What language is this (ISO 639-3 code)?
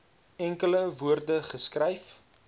afr